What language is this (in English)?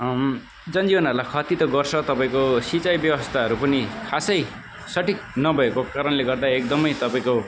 Nepali